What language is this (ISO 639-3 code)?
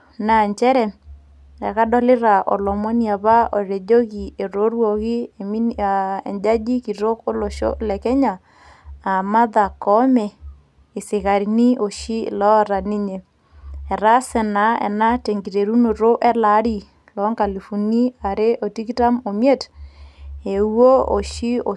mas